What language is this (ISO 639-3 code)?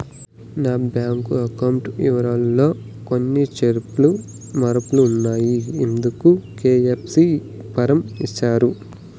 tel